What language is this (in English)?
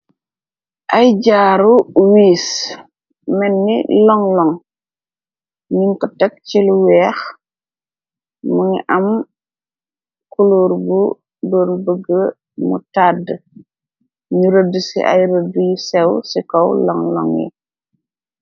Wolof